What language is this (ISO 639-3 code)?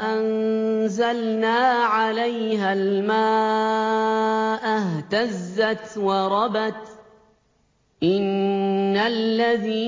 ara